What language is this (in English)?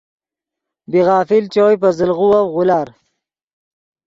Yidgha